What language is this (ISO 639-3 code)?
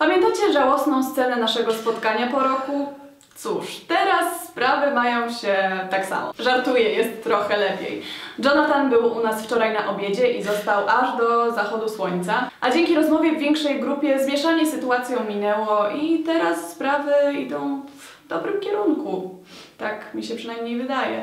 pol